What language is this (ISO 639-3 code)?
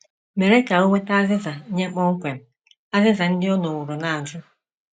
ibo